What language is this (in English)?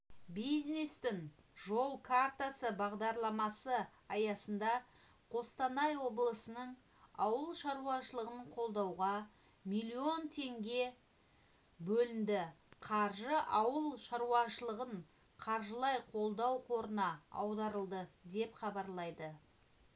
Kazakh